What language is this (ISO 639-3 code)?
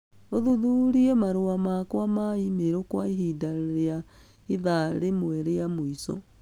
kik